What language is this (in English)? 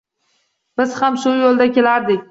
Uzbek